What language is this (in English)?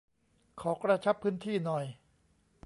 Thai